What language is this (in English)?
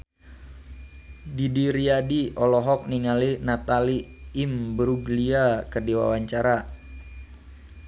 Sundanese